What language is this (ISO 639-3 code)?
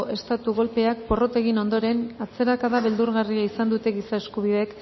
eus